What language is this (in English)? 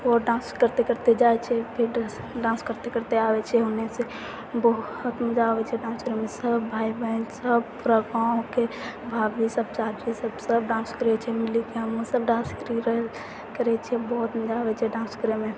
Maithili